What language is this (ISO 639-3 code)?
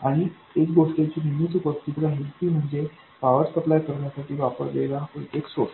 mar